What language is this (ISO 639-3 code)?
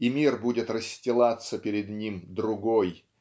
rus